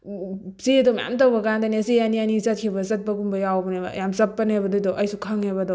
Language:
Manipuri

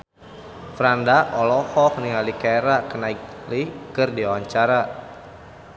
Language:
Sundanese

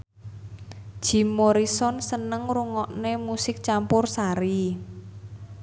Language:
Javanese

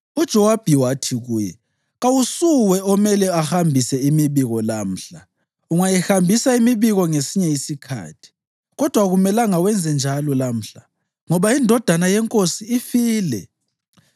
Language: North Ndebele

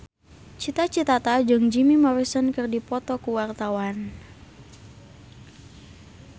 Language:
Sundanese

